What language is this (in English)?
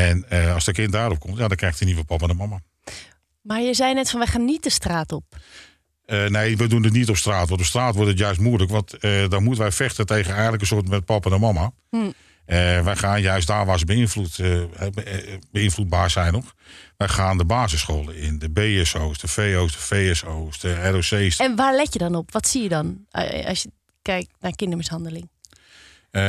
Dutch